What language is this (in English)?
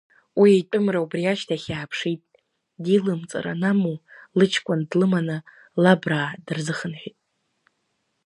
Abkhazian